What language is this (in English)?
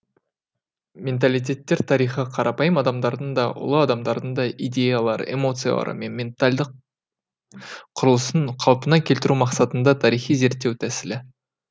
Kazakh